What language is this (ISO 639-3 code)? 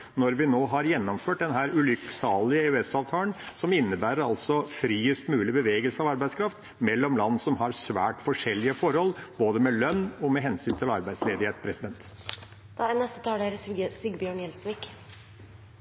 nob